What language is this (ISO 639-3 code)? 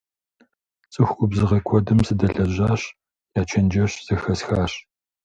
kbd